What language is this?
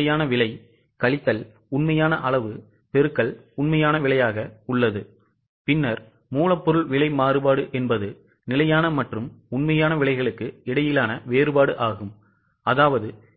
Tamil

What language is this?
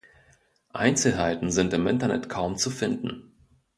German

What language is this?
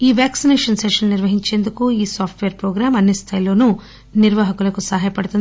Telugu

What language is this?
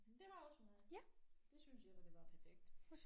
Danish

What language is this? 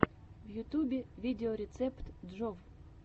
Russian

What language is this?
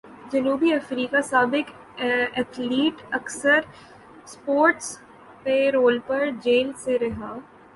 Urdu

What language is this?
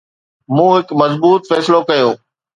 Sindhi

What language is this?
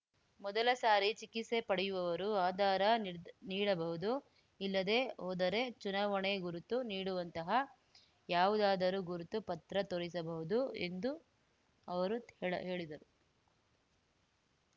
Kannada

